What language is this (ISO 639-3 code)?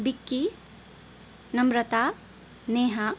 nep